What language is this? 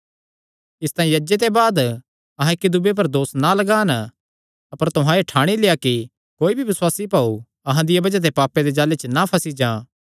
Kangri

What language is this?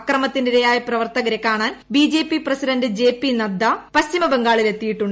Malayalam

